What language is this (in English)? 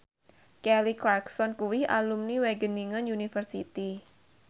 Javanese